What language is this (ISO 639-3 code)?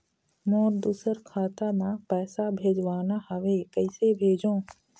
hne